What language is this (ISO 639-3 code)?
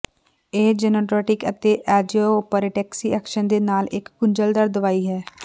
pan